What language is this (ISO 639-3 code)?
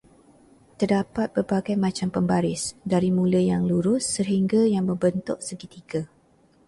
msa